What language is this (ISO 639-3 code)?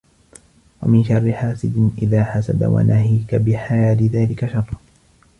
ara